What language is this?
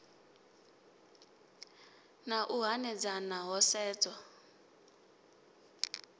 Venda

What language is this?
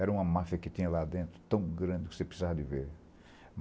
Portuguese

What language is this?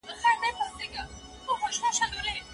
Pashto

